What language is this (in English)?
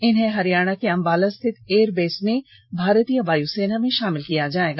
Hindi